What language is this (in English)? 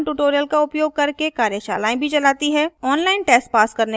Hindi